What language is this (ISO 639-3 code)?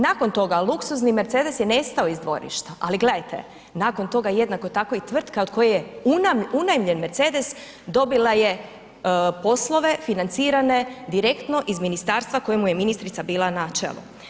hrv